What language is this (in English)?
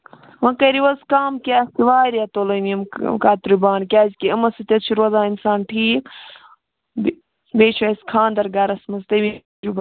Kashmiri